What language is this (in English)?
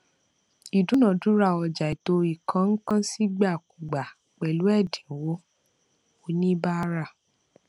Yoruba